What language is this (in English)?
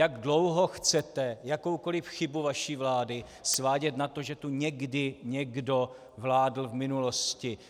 Czech